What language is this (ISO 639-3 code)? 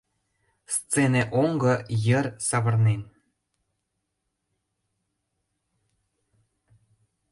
chm